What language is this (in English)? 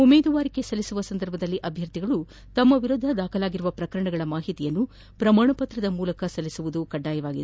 Kannada